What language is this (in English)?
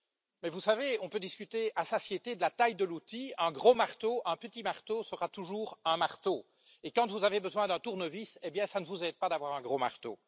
French